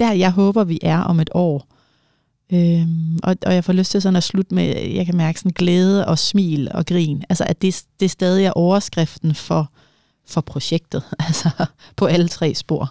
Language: Danish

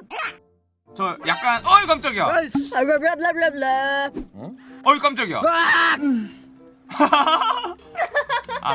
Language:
Korean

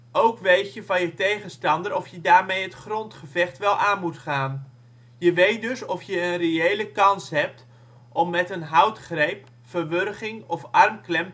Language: Dutch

